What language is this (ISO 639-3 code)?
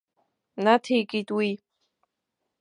abk